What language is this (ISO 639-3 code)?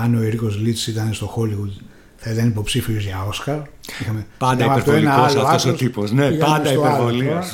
ell